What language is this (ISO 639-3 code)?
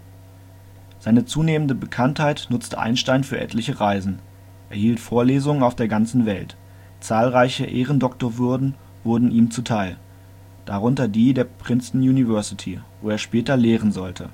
deu